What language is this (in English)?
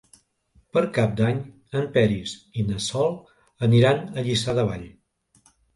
Catalan